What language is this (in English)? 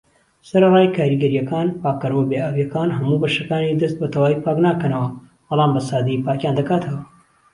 Central Kurdish